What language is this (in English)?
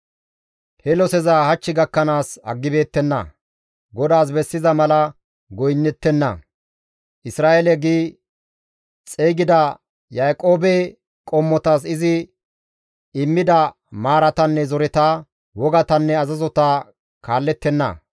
Gamo